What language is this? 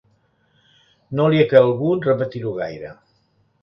Catalan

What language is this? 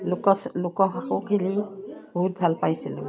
Assamese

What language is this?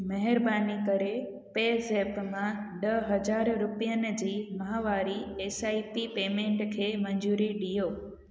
Sindhi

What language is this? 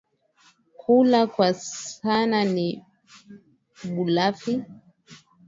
Swahili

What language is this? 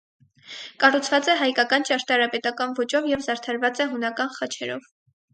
Armenian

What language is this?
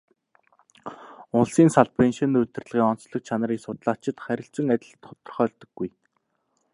Mongolian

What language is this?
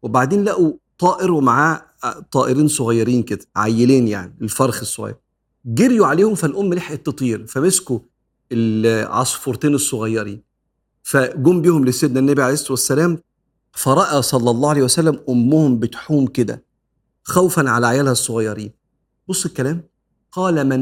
Arabic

